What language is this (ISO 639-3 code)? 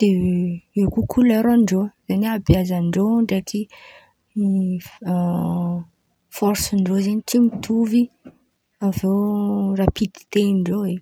xmv